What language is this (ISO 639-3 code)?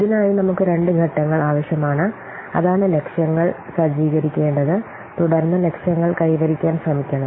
mal